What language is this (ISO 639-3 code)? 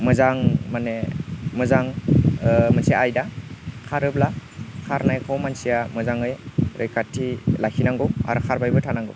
brx